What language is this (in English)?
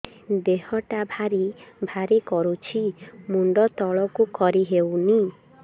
Odia